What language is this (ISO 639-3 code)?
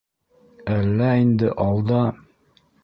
bak